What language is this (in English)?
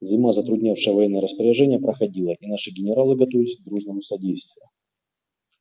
Russian